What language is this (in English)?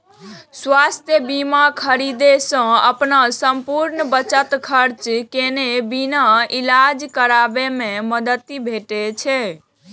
Maithili